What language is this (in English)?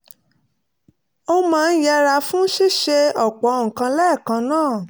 Yoruba